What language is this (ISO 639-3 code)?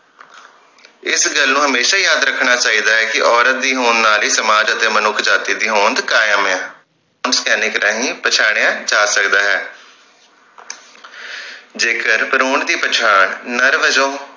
pan